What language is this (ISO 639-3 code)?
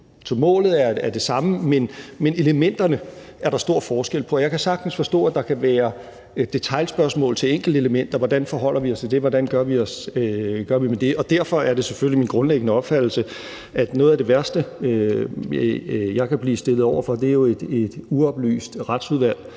dan